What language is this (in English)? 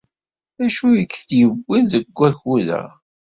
Kabyle